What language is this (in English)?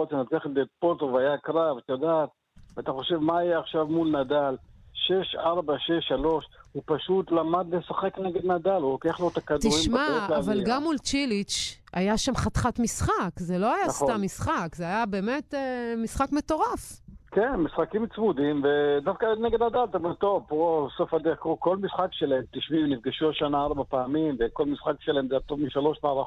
Hebrew